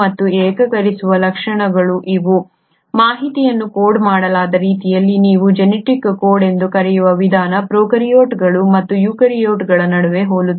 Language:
Kannada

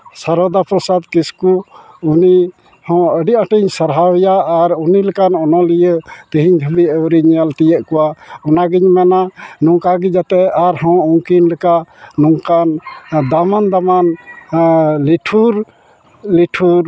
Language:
Santali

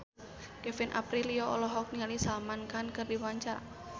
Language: Sundanese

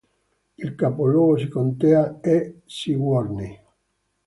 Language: Italian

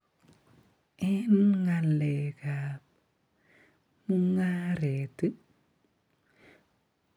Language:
Kalenjin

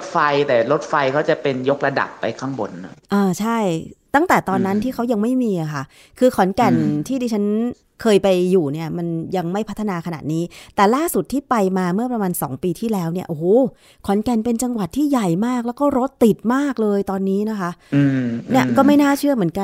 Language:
Thai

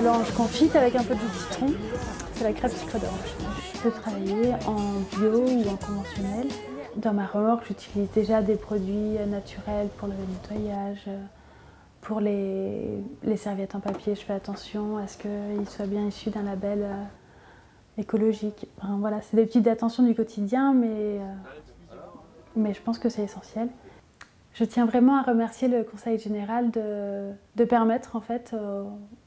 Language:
French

